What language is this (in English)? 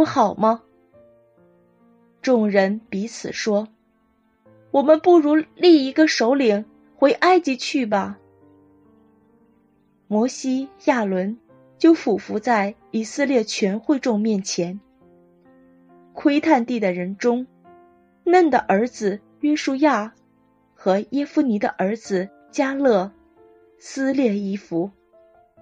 Chinese